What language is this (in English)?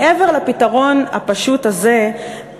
Hebrew